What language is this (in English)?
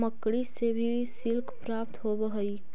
Magahi